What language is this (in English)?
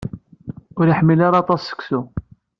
Kabyle